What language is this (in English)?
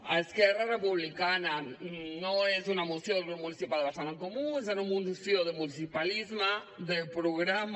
Catalan